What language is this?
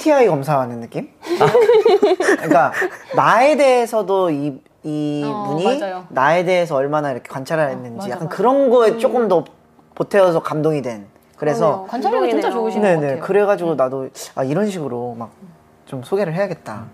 Korean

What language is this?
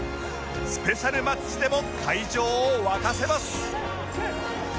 Japanese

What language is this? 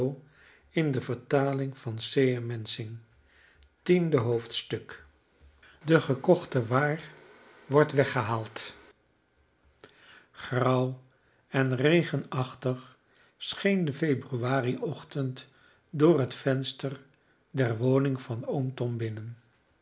Dutch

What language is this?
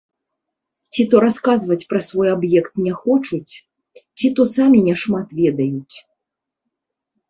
Belarusian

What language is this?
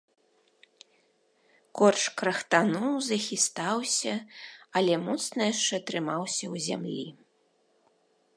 Belarusian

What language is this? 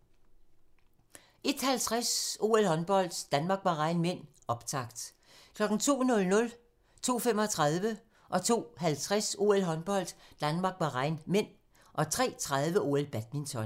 Danish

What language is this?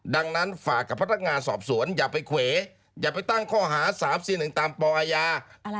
Thai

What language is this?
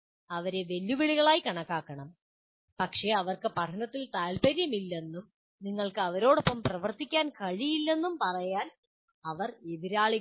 Malayalam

